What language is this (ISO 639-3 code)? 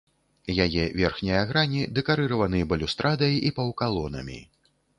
bel